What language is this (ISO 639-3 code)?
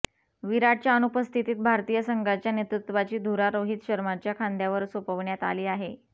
mar